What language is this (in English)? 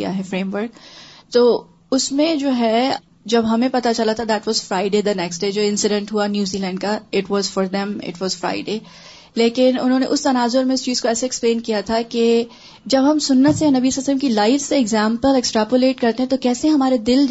Urdu